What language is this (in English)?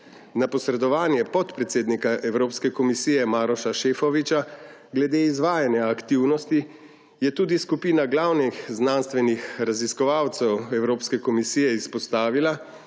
Slovenian